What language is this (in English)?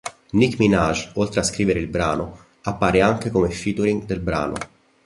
Italian